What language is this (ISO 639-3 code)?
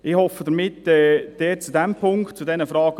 gsw